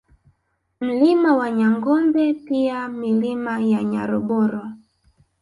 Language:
Swahili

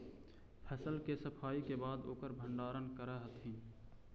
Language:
Magahi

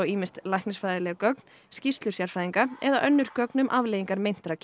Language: Icelandic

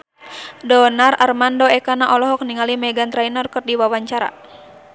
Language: Sundanese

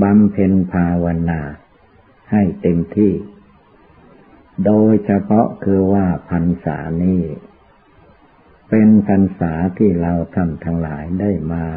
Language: Thai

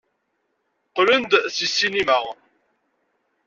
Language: Kabyle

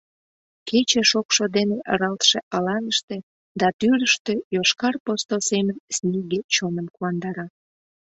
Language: Mari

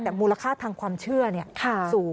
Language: Thai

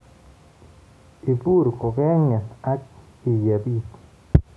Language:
Kalenjin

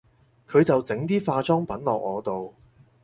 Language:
Cantonese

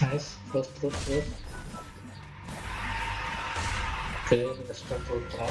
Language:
Indonesian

